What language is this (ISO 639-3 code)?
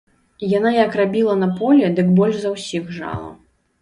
bel